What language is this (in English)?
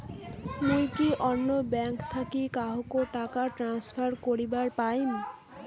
Bangla